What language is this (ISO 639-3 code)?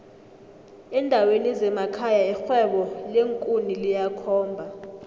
nbl